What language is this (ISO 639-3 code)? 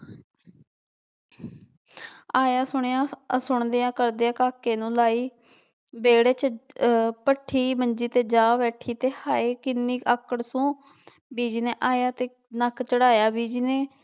pan